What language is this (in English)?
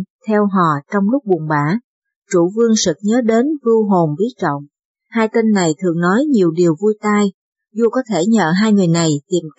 Vietnamese